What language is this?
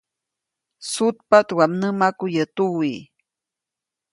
Copainalá Zoque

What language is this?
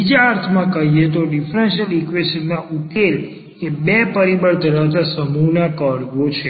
Gujarati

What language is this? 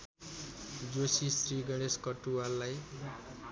Nepali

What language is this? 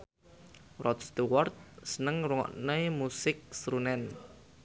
Javanese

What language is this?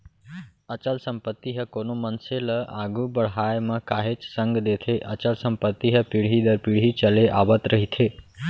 Chhattisgarhi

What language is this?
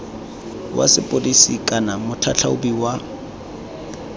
Tswana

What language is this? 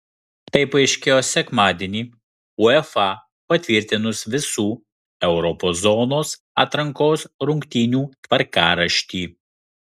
Lithuanian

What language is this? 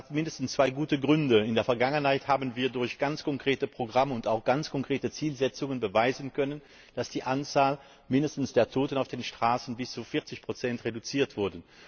German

